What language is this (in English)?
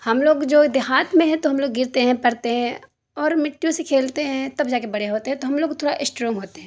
Urdu